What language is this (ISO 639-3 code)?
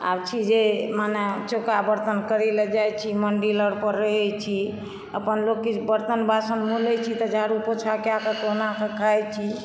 mai